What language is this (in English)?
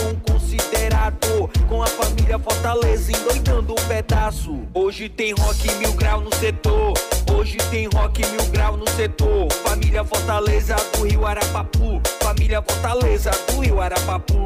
Portuguese